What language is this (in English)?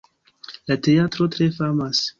Esperanto